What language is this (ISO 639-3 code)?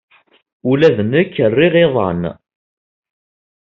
kab